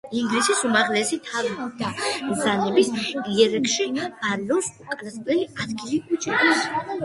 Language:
Georgian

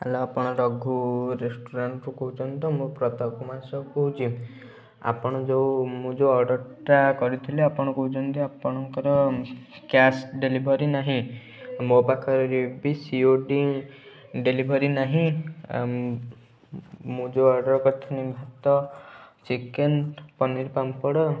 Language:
Odia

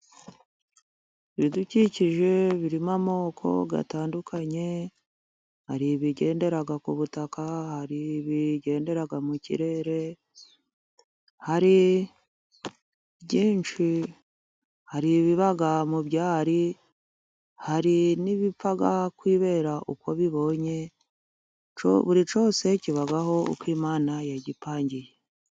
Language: Kinyarwanda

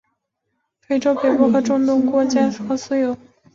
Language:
Chinese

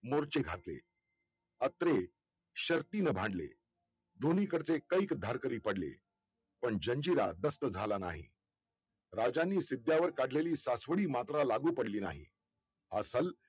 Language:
Marathi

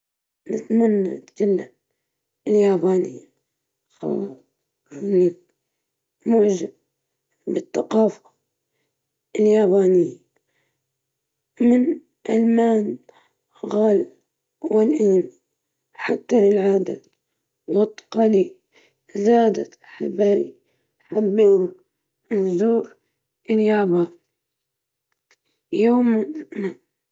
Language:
Libyan Arabic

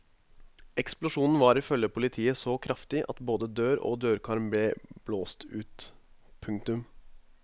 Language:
Norwegian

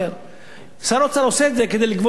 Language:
Hebrew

